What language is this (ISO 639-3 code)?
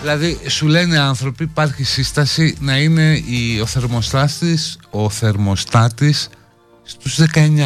ell